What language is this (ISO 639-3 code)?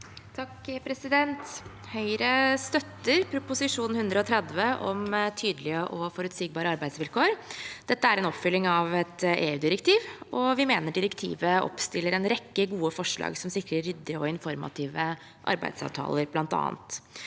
nor